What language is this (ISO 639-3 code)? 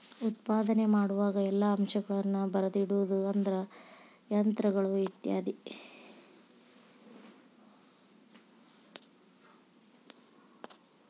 kan